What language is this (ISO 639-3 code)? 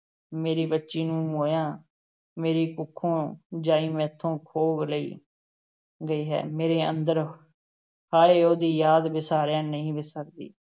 pan